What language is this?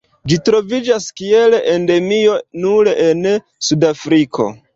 Esperanto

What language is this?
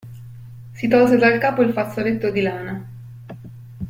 Italian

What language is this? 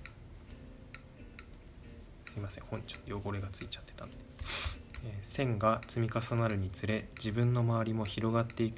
Japanese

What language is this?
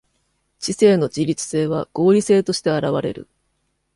Japanese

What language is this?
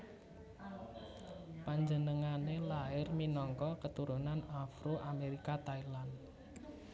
Javanese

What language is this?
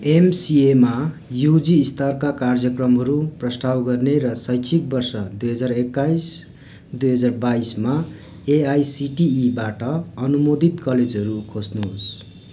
Nepali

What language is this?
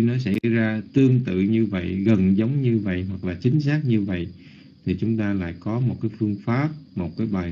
Vietnamese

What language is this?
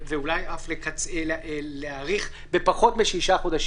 Hebrew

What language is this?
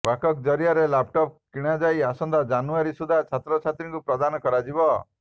Odia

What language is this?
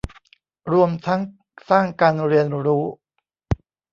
Thai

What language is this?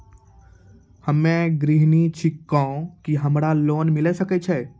Maithili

